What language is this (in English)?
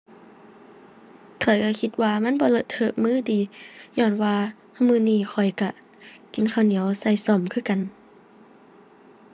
Thai